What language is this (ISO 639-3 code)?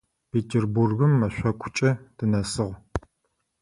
ady